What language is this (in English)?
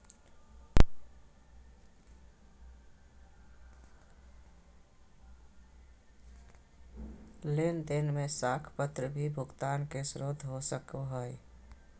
Magahi